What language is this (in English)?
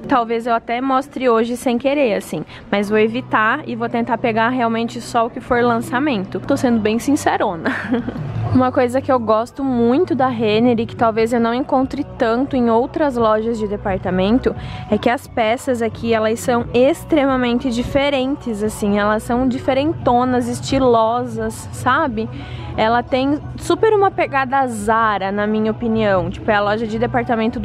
Portuguese